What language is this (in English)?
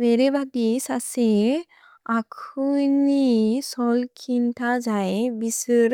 Bodo